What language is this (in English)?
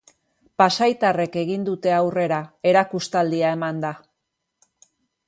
Basque